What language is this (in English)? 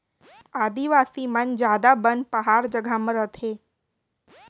Chhattisgarhi